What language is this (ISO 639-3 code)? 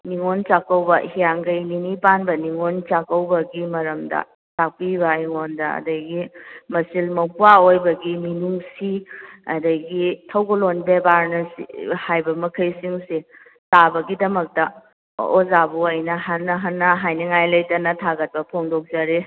mni